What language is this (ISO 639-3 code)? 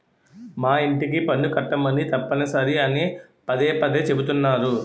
tel